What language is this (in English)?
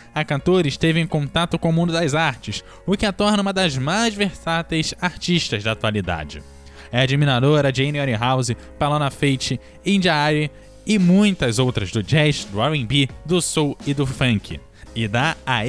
Portuguese